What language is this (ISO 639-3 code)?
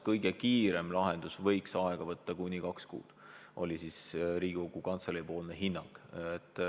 est